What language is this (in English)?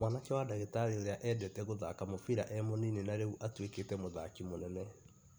Kikuyu